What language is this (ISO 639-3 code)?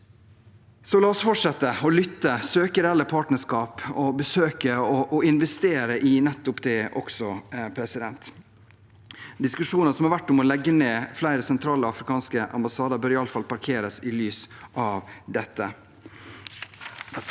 nor